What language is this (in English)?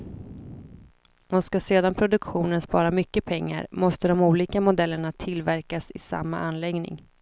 Swedish